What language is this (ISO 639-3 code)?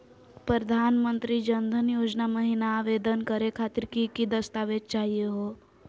mag